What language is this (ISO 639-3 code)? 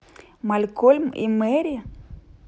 rus